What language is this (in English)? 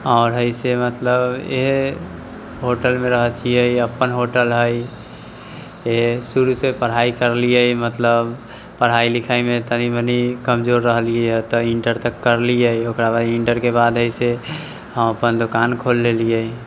Maithili